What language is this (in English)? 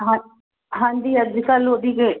Punjabi